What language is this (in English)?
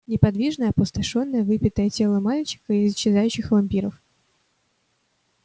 Russian